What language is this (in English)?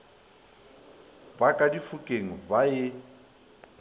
Northern Sotho